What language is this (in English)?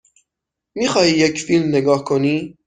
Persian